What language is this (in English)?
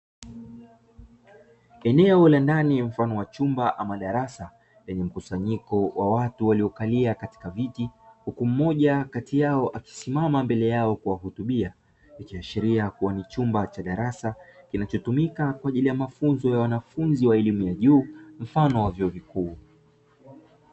Swahili